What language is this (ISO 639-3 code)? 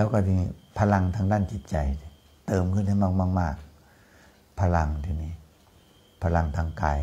tha